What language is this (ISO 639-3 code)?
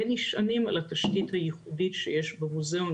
heb